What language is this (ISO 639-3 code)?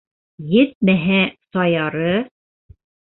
bak